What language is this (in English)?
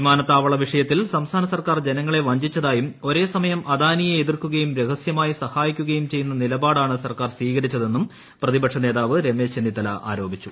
Malayalam